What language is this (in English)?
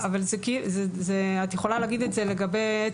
Hebrew